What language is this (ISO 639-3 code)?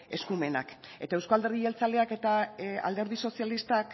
eus